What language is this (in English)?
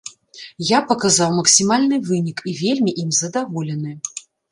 Belarusian